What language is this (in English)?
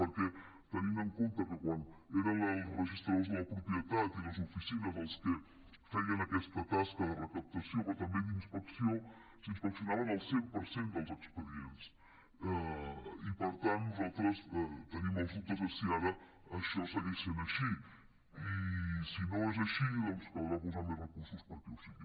Catalan